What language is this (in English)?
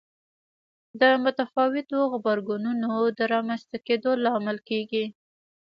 Pashto